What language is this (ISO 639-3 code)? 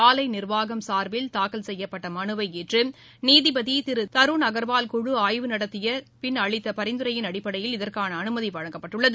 tam